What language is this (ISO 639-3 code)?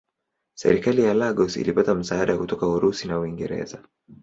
swa